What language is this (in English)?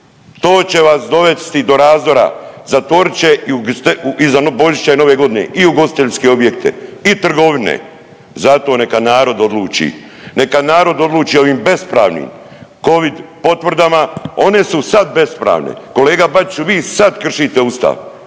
Croatian